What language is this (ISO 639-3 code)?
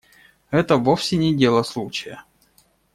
rus